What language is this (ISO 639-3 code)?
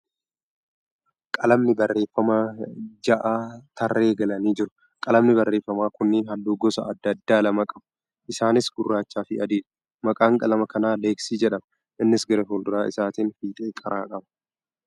orm